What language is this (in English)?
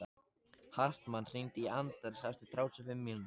Icelandic